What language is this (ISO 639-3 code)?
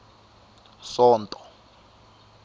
tso